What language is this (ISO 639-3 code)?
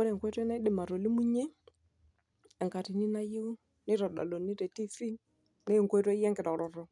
mas